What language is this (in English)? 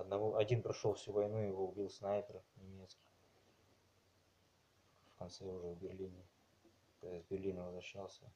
Russian